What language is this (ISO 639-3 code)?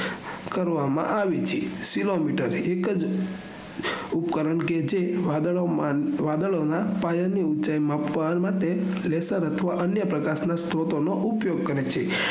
guj